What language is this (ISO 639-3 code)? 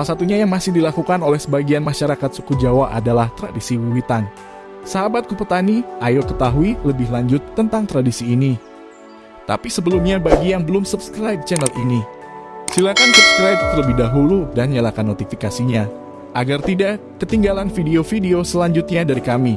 ind